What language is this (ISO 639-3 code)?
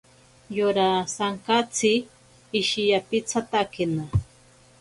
prq